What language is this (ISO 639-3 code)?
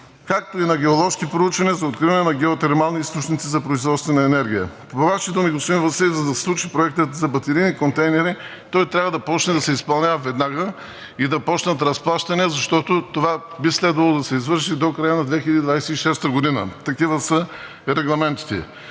bul